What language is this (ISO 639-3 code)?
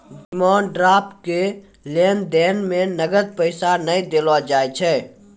mai